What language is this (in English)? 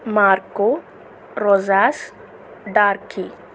Telugu